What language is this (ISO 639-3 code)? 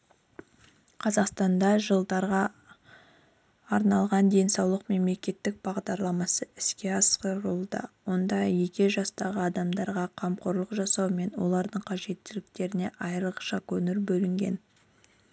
kaz